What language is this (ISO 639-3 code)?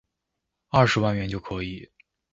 zho